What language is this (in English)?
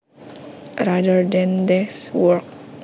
Javanese